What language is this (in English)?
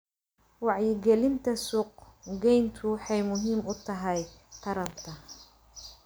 Somali